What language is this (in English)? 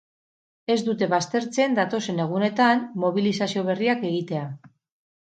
Basque